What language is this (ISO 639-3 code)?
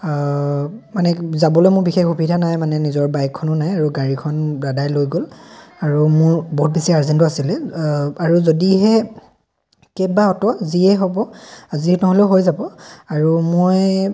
asm